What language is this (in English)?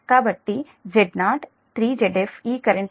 Telugu